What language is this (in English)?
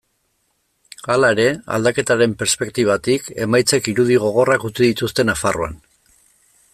Basque